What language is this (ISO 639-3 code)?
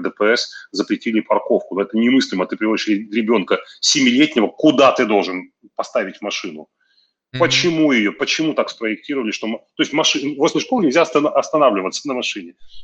rus